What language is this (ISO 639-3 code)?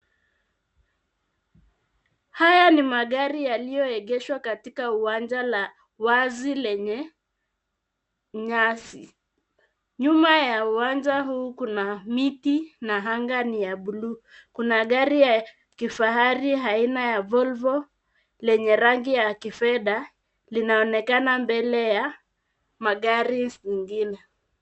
swa